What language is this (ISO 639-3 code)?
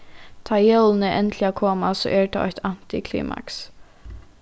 fao